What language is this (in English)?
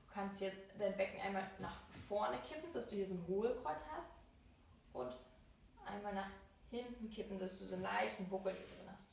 German